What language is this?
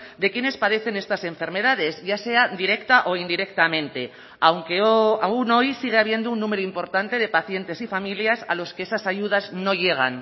Spanish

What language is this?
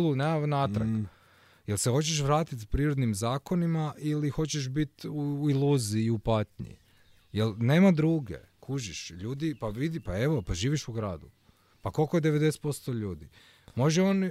Croatian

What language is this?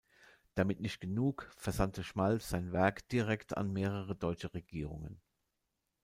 German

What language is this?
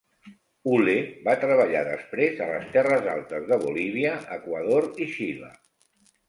Catalan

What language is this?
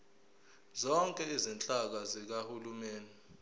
Zulu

